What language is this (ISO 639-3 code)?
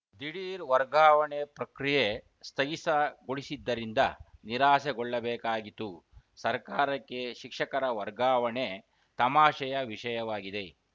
kan